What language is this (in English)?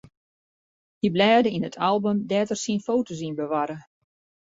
Western Frisian